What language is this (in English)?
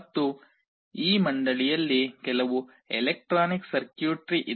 Kannada